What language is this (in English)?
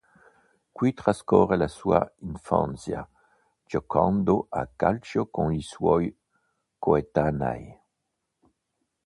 Italian